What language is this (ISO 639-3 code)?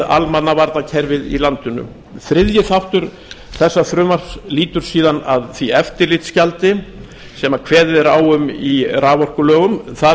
isl